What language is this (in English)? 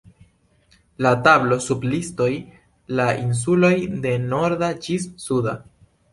Esperanto